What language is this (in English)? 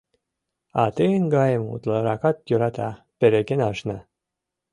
Mari